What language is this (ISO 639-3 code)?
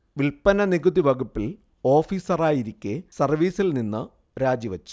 mal